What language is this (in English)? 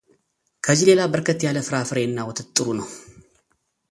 Amharic